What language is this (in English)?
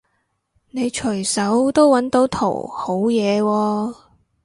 Cantonese